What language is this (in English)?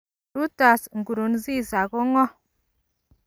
Kalenjin